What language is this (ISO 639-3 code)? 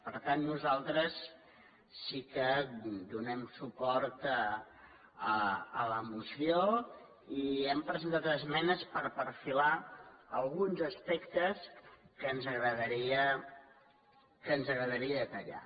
cat